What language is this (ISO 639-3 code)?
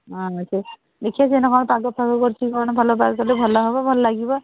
ori